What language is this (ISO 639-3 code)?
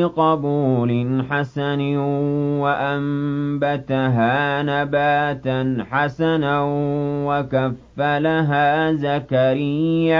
ara